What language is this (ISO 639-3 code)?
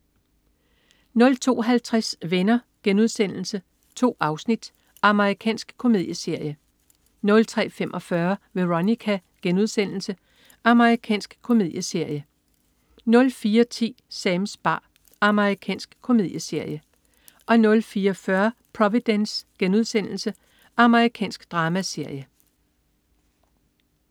dan